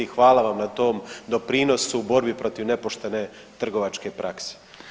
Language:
Croatian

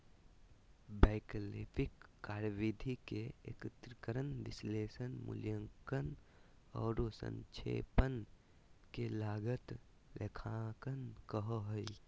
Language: Magahi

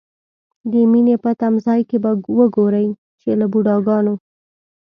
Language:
Pashto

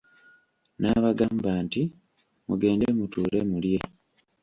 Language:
Ganda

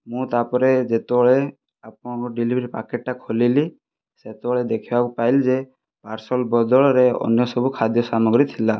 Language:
Odia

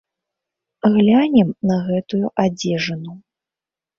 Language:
Belarusian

